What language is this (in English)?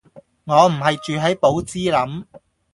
Cantonese